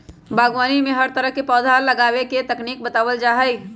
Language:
Magahi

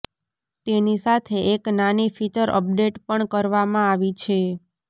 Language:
Gujarati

